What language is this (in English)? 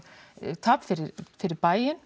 Icelandic